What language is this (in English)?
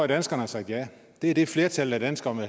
Danish